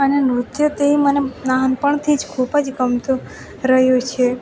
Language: Gujarati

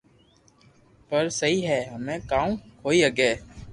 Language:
Loarki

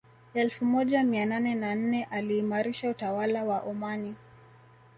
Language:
Swahili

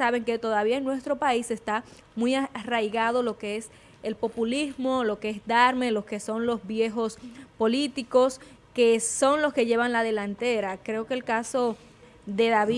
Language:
Spanish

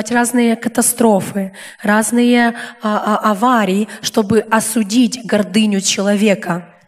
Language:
Russian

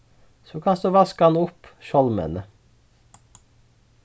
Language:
Faroese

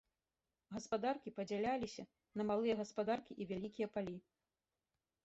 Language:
Belarusian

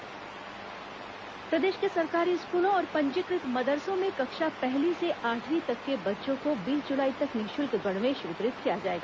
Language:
Hindi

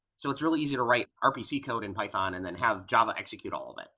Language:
English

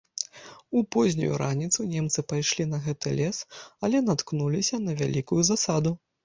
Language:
Belarusian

